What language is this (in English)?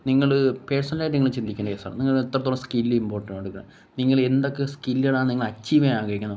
Malayalam